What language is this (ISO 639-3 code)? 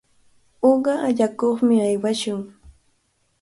qvl